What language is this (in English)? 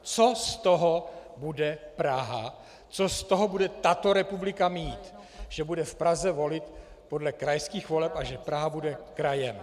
Czech